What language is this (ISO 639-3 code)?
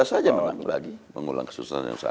ind